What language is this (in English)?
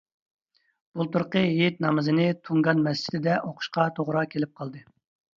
Uyghur